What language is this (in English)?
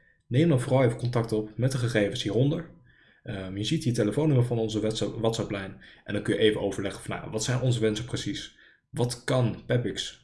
Dutch